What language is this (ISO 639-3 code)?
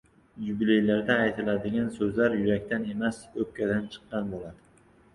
uzb